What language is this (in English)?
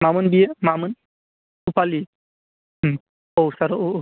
Bodo